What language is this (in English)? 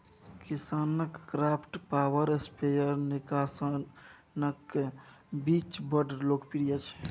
Maithili